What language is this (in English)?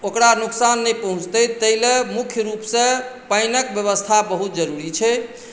Maithili